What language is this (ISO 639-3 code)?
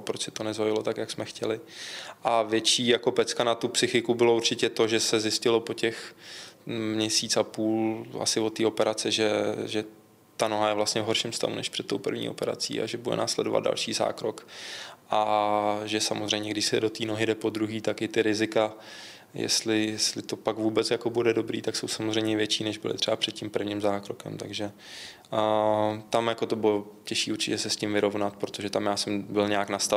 ces